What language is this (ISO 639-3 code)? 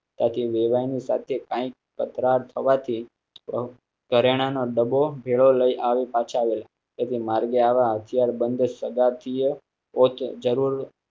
guj